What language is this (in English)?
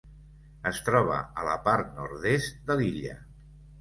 Catalan